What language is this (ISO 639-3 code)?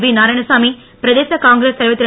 tam